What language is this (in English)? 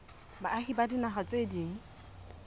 Southern Sotho